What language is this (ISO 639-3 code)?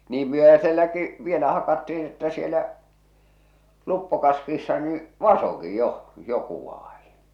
fin